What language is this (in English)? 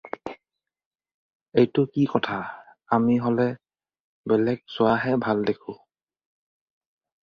Assamese